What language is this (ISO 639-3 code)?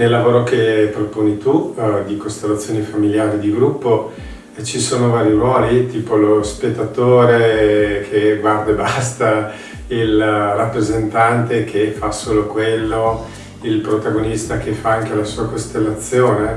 ita